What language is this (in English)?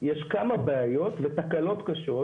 Hebrew